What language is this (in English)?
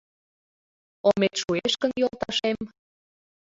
Mari